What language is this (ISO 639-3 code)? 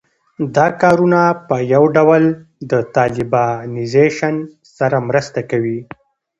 pus